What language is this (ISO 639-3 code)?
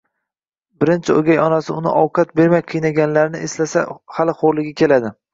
uzb